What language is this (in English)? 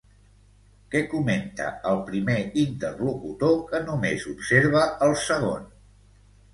Catalan